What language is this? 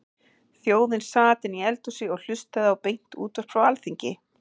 Icelandic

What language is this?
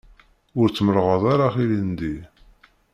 Kabyle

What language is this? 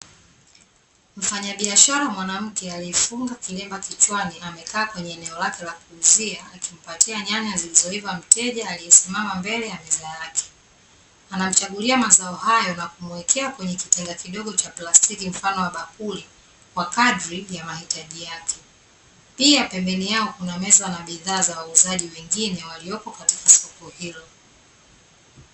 Swahili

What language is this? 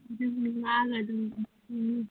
Manipuri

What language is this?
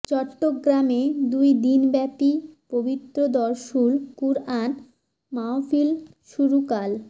Bangla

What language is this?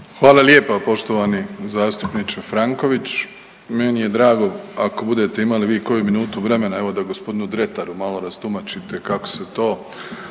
Croatian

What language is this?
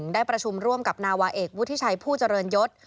Thai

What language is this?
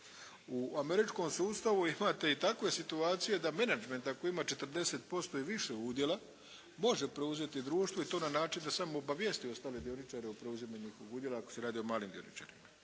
Croatian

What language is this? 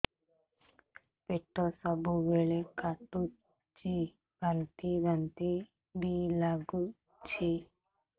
Odia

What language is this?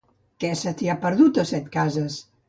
Catalan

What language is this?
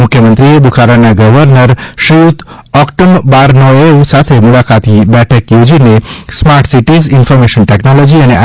Gujarati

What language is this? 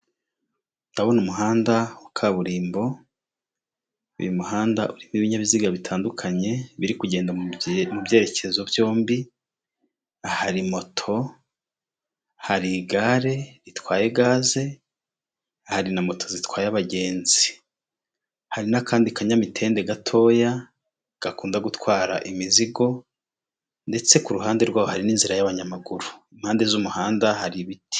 Kinyarwanda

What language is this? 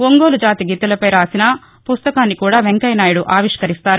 Telugu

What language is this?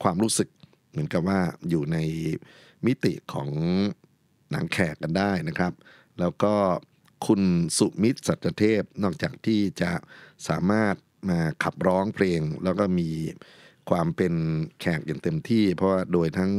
Thai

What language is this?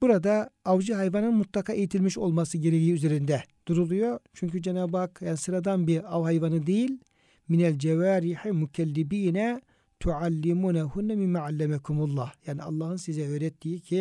Turkish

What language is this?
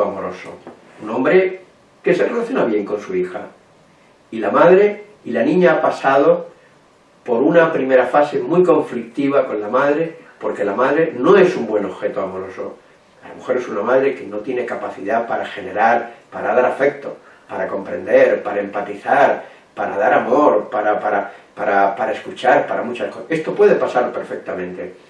Spanish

